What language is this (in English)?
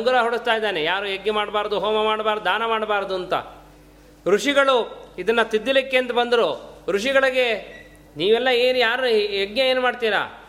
Kannada